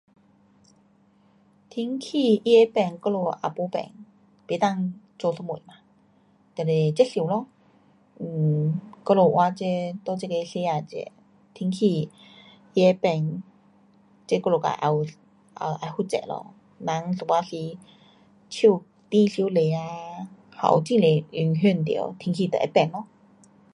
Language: Pu-Xian Chinese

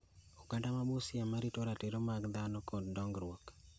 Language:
Luo (Kenya and Tanzania)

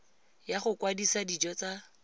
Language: Tswana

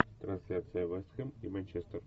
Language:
Russian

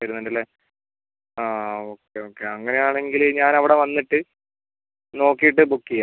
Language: Malayalam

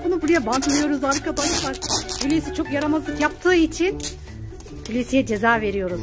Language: Turkish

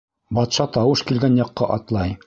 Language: Bashkir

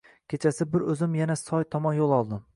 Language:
Uzbek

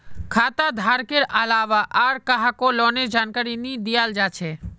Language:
Magahi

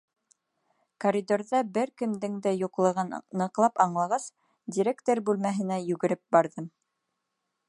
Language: Bashkir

